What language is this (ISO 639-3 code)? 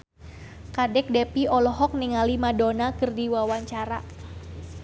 sun